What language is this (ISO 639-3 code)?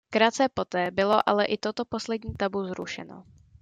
ces